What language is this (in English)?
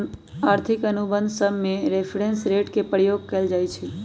Magahi